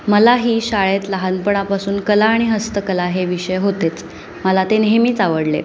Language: Marathi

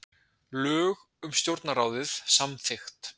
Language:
Icelandic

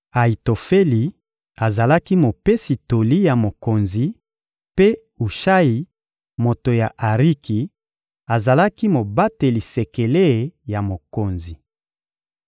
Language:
Lingala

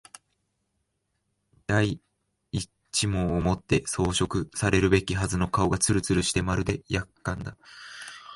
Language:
Japanese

